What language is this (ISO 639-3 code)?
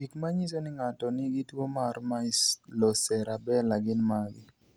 luo